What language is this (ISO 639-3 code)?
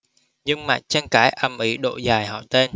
vie